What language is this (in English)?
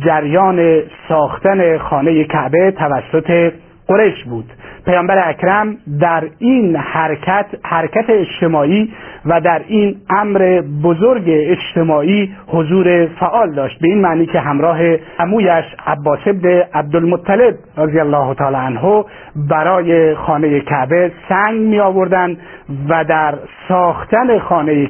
Persian